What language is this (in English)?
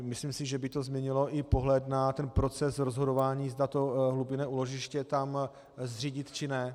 Czech